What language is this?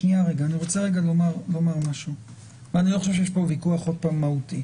Hebrew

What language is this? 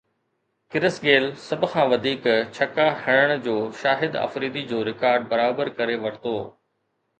Sindhi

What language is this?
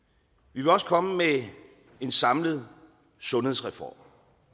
Danish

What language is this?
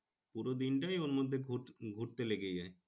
Bangla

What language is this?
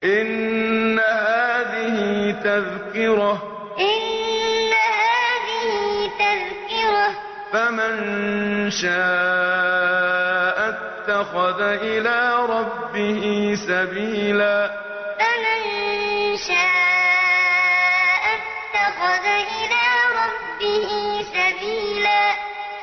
Arabic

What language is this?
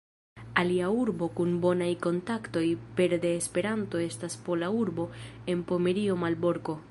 Esperanto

